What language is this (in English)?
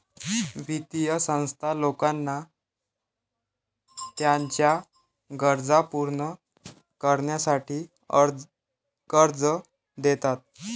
Marathi